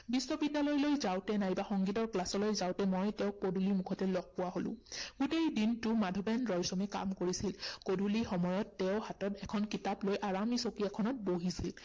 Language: Assamese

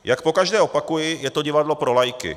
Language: Czech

